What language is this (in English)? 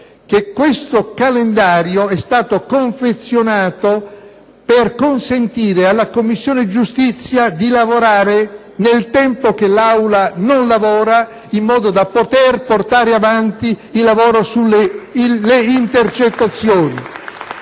Italian